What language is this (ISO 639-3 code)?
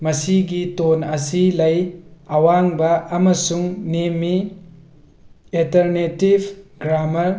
mni